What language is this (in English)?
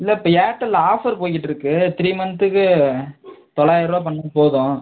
Tamil